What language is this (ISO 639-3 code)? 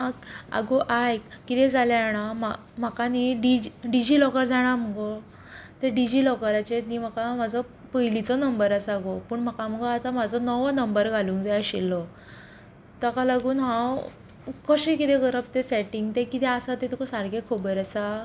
kok